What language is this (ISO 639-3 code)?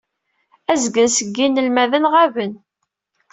kab